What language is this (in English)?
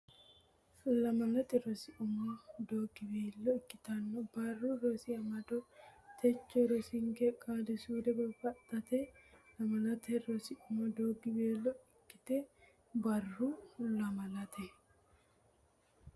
Sidamo